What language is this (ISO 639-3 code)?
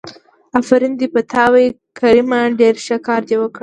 pus